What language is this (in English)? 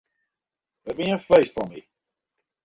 Western Frisian